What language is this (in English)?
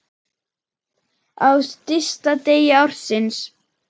Icelandic